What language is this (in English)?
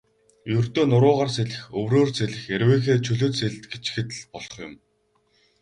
Mongolian